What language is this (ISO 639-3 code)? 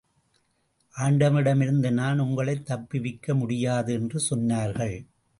tam